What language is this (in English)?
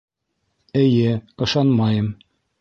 Bashkir